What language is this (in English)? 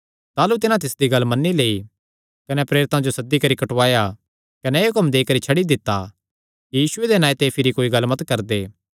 Kangri